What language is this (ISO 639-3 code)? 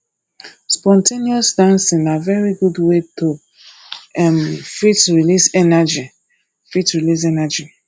pcm